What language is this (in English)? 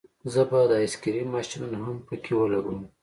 Pashto